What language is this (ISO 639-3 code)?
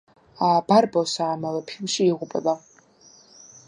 kat